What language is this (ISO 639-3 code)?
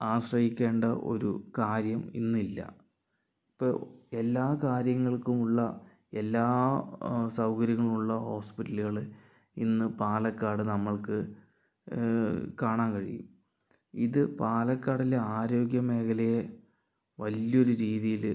mal